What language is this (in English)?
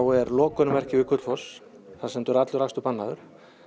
Icelandic